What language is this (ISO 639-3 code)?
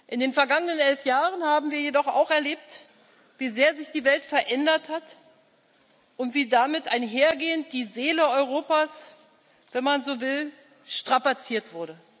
deu